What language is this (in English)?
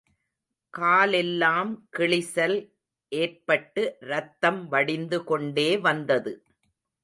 Tamil